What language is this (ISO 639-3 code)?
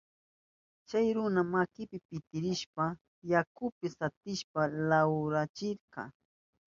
qup